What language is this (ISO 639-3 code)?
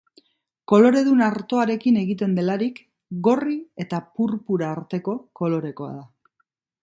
eus